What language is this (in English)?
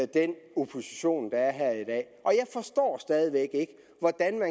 Danish